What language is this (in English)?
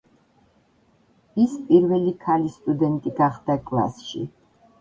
Georgian